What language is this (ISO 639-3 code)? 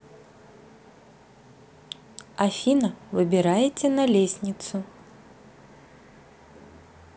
rus